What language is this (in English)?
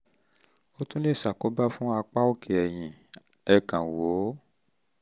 Yoruba